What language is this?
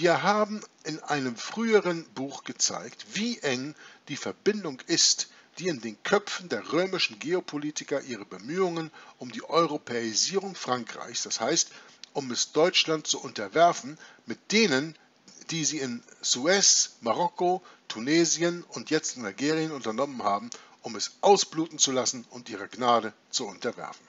German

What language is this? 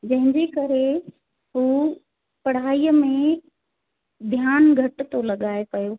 Sindhi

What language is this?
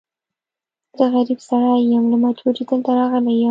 Pashto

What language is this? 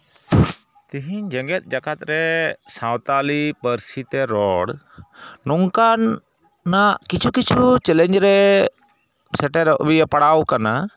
Santali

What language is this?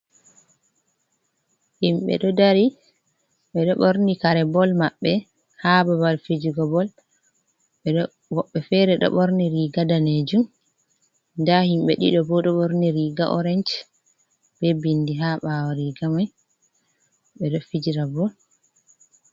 Fula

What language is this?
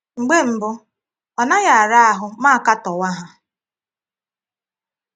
Igbo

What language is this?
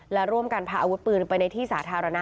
Thai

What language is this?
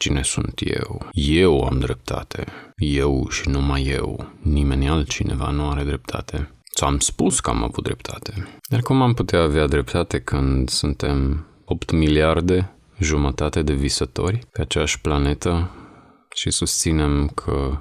Romanian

